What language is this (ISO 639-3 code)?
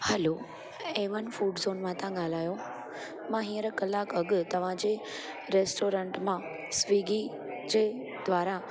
snd